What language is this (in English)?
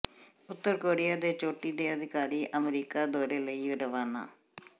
Punjabi